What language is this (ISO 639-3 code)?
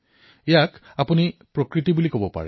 asm